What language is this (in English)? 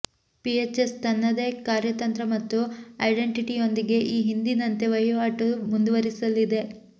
Kannada